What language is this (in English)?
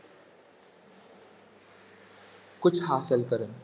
Punjabi